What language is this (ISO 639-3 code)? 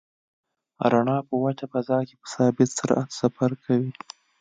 pus